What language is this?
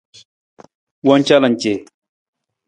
Nawdm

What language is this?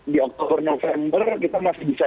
Indonesian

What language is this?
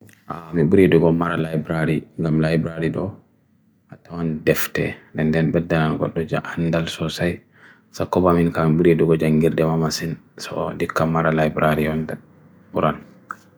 Bagirmi Fulfulde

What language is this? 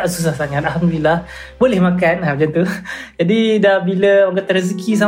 Malay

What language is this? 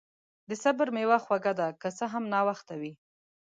Pashto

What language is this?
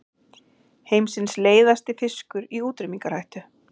Icelandic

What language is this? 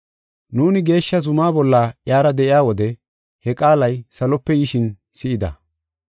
Gofa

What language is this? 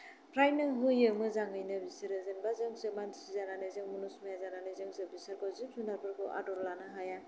Bodo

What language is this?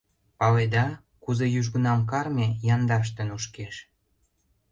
Mari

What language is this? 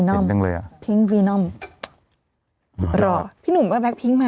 Thai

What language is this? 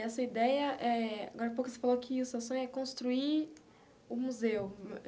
Portuguese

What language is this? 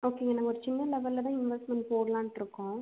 Tamil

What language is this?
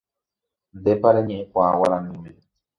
Guarani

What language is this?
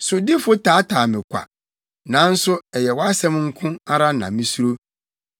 Akan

